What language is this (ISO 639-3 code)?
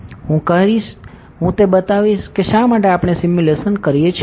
guj